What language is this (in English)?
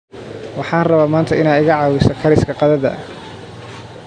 Somali